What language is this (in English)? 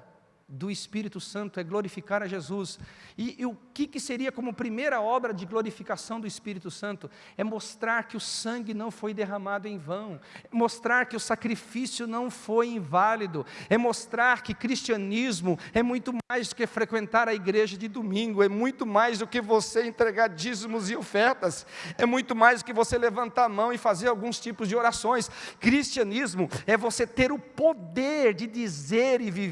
Portuguese